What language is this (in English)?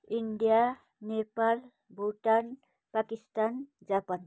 Nepali